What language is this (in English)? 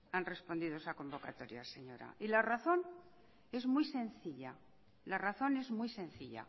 Spanish